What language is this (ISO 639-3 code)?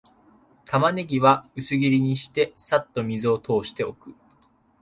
jpn